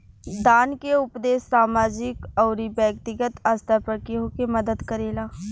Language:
Bhojpuri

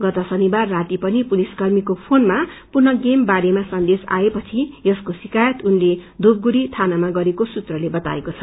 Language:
Nepali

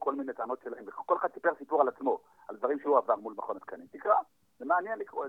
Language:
Hebrew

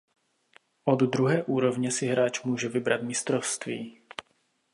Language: Czech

